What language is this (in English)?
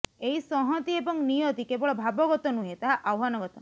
Odia